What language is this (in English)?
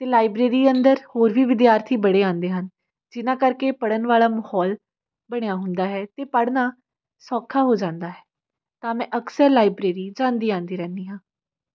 Punjabi